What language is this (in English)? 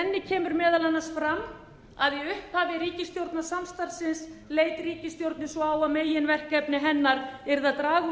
Icelandic